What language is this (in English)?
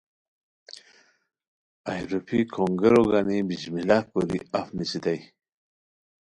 Khowar